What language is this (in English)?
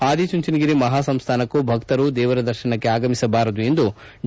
Kannada